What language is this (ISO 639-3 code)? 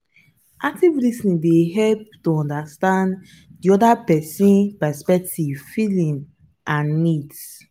pcm